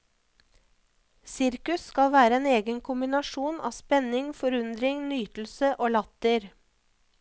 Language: Norwegian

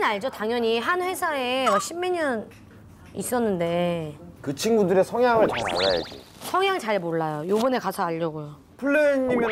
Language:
Korean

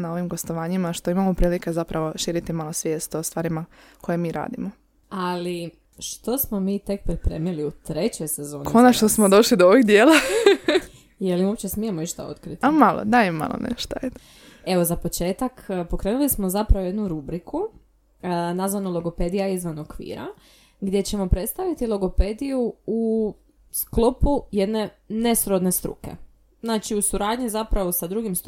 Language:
Croatian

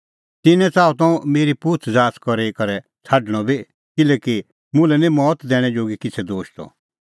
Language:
Kullu Pahari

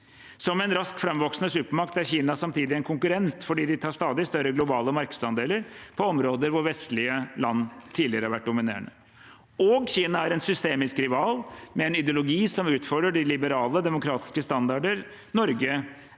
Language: Norwegian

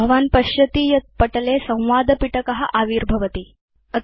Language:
Sanskrit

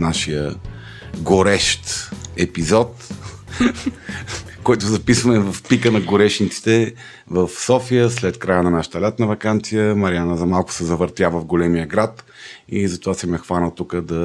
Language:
Bulgarian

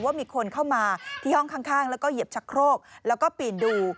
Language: Thai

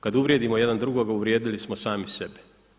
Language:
Croatian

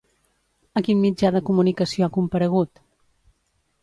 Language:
Catalan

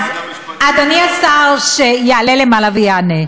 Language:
Hebrew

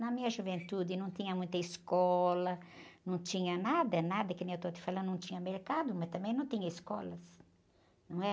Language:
Portuguese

